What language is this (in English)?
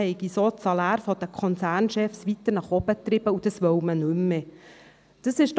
Swiss German